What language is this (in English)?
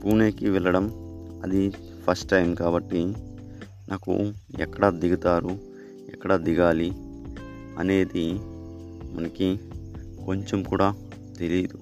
Telugu